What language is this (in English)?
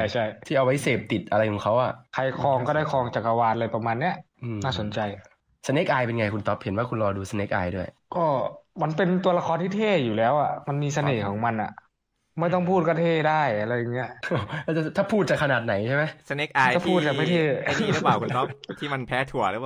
Thai